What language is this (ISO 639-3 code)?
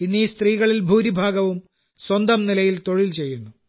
mal